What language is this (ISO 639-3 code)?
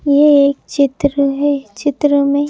hin